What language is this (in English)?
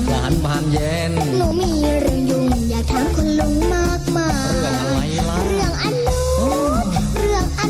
Thai